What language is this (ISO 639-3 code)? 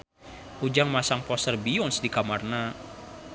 sun